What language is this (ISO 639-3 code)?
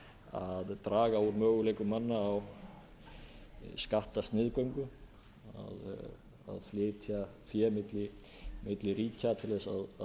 isl